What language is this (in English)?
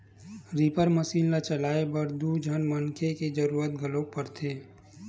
Chhattisgarhi